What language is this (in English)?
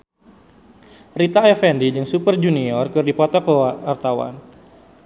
Sundanese